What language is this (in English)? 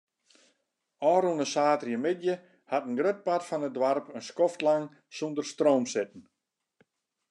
Western Frisian